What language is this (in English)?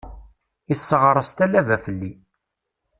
Kabyle